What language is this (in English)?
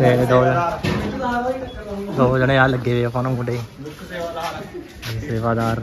Hindi